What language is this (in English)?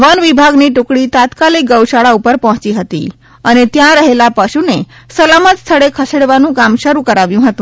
Gujarati